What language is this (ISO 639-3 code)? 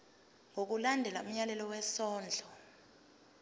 zul